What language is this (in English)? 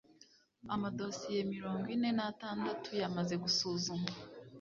Kinyarwanda